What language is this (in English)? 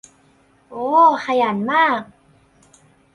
Thai